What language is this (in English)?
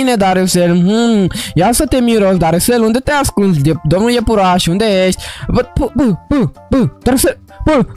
Romanian